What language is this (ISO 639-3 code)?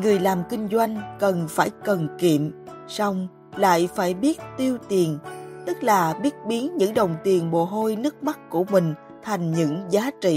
vie